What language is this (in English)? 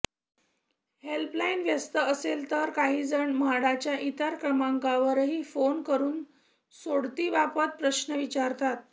Marathi